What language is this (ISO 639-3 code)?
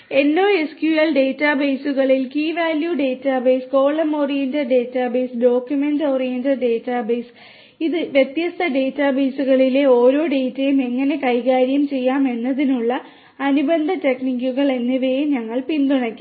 mal